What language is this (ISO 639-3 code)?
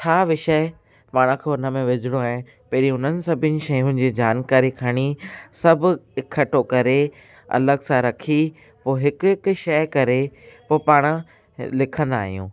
snd